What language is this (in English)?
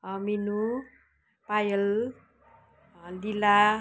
Nepali